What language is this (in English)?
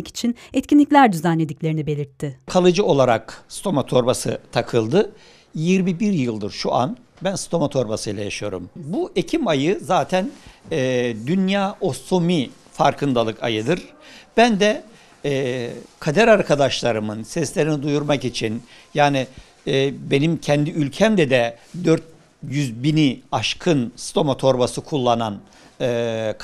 Turkish